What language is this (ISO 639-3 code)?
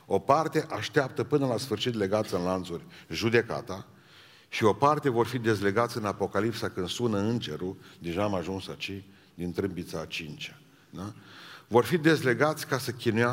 ron